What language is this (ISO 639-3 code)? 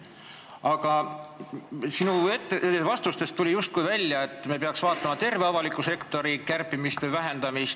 est